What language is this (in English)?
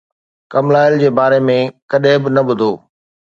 Sindhi